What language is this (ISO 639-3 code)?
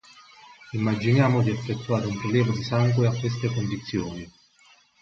ita